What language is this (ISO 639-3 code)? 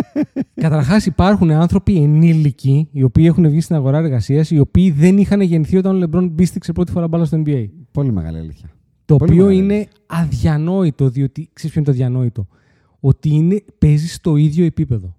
ell